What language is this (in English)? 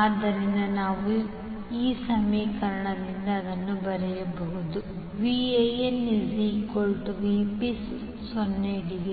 Kannada